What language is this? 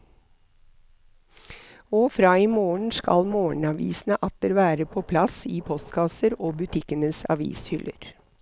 Norwegian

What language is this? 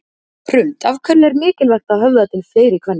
Icelandic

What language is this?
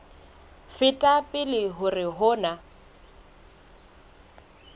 Southern Sotho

